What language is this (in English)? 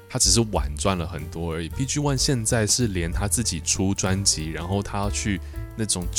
Chinese